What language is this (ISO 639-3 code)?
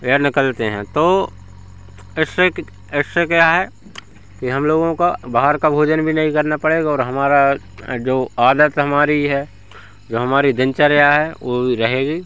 hin